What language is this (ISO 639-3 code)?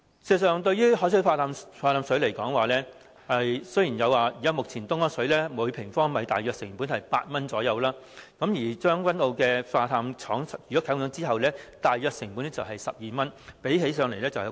yue